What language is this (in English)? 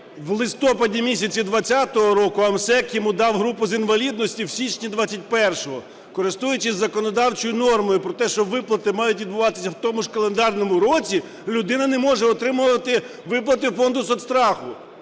Ukrainian